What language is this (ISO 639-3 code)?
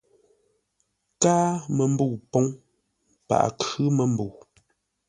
nla